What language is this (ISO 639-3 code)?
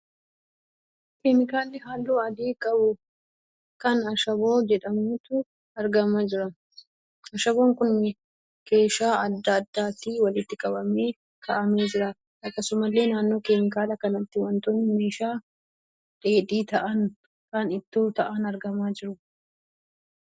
orm